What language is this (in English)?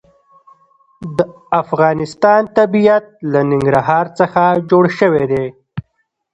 Pashto